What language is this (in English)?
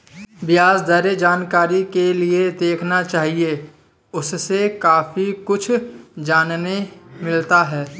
Hindi